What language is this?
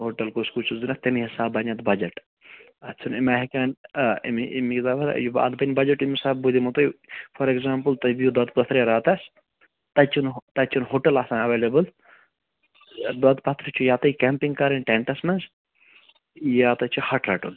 Kashmiri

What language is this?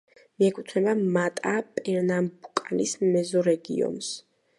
Georgian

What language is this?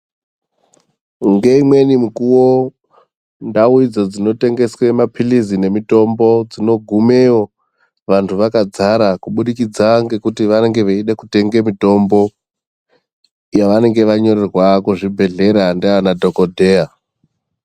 Ndau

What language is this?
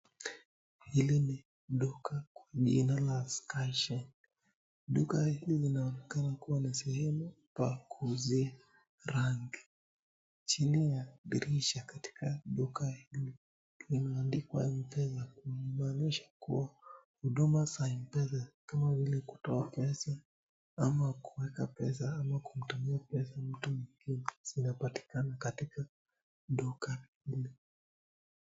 Swahili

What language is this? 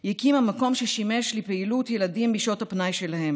Hebrew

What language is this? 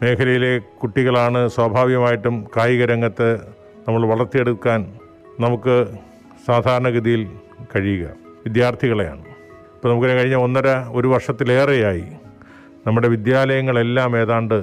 Malayalam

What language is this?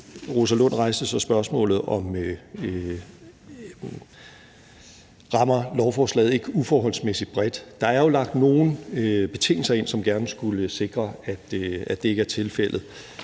Danish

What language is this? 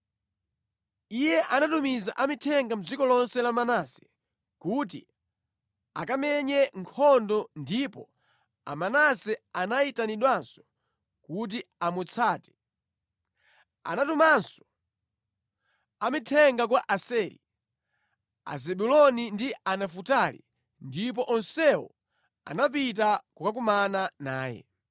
Nyanja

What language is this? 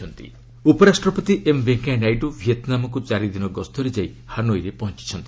Odia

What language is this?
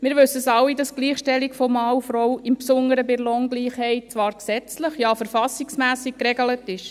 Swiss German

